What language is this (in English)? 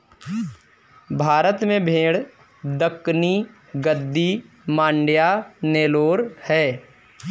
Hindi